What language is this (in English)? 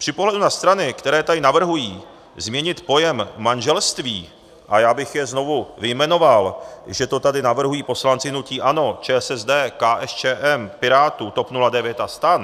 Czech